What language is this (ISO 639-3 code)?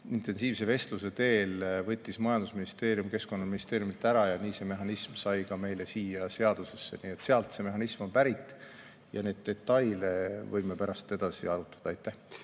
est